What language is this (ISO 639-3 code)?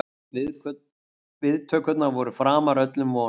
isl